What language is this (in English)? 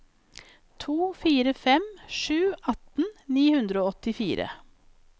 Norwegian